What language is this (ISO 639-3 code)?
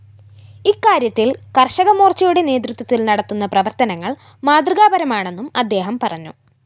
mal